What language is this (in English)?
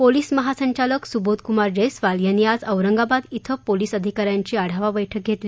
Marathi